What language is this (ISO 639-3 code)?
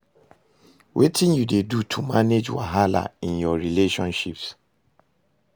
pcm